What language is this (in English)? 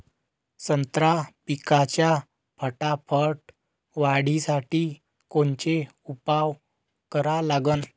Marathi